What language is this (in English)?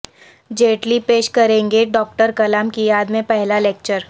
Urdu